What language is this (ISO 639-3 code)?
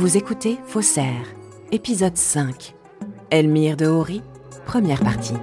fra